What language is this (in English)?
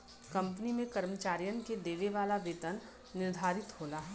Bhojpuri